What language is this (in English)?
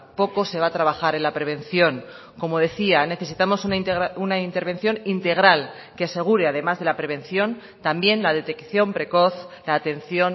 Spanish